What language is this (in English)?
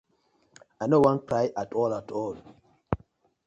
Nigerian Pidgin